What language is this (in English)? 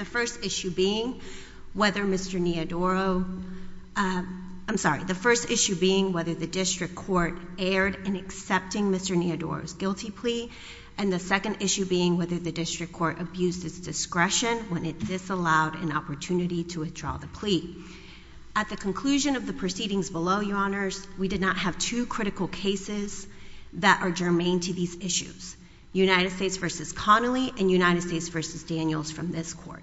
English